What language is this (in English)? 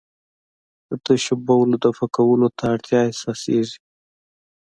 Pashto